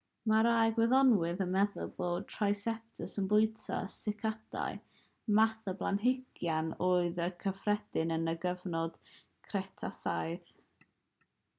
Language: Welsh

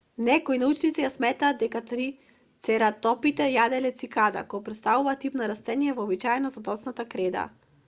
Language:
Macedonian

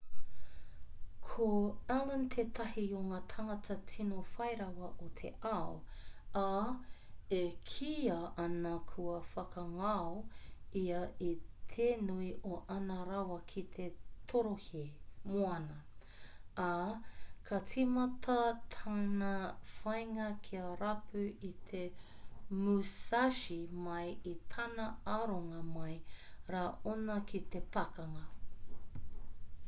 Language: Māori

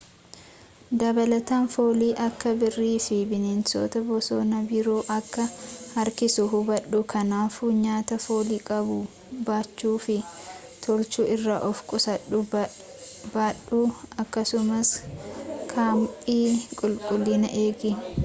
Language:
Oromo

